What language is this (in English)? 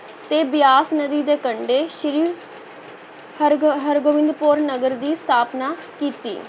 Punjabi